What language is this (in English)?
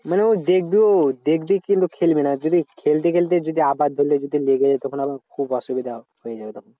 Bangla